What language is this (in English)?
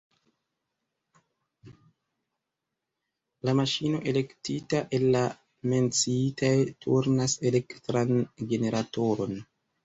Esperanto